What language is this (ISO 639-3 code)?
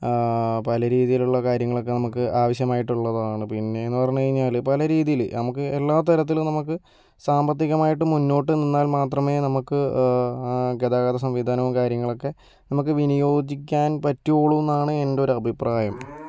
mal